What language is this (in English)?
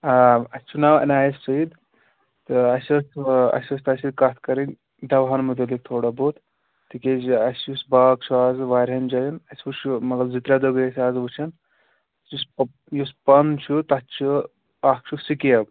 Kashmiri